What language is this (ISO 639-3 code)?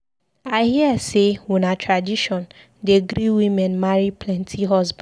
pcm